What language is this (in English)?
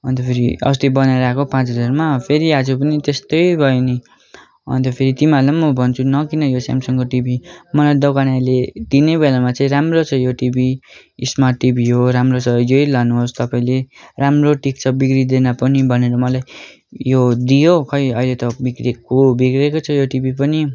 Nepali